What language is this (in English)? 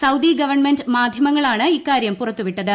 Malayalam